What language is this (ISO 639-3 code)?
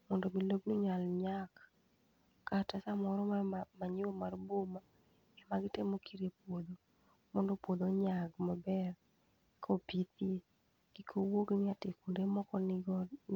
luo